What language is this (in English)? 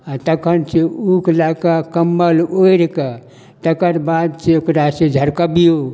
Maithili